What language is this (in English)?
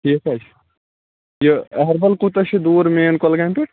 Kashmiri